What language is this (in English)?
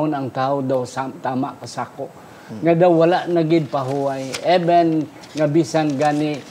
Filipino